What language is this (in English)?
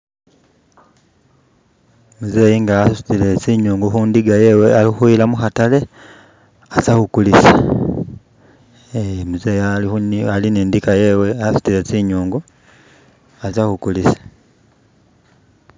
Masaaba